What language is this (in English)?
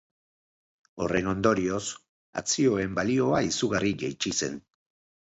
Basque